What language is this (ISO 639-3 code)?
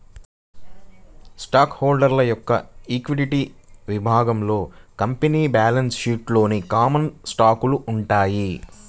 tel